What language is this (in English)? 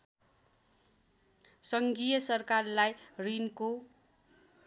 Nepali